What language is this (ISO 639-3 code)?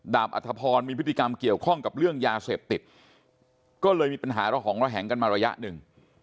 tha